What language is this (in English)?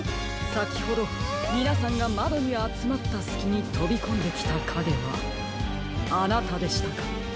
Japanese